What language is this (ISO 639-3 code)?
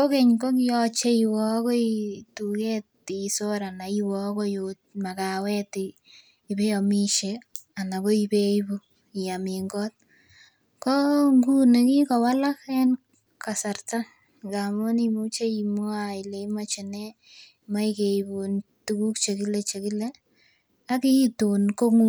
kln